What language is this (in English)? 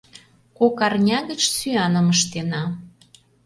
Mari